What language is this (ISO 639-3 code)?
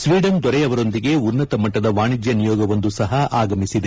kan